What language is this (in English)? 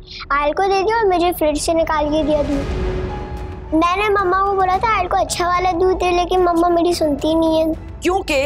Hindi